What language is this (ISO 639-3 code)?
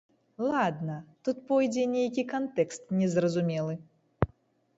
bel